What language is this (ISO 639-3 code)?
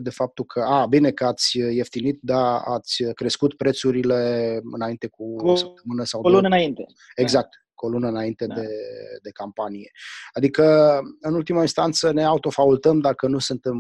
ron